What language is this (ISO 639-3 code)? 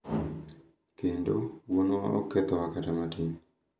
luo